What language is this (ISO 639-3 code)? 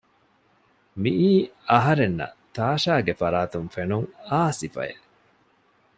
div